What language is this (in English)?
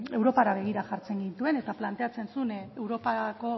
Basque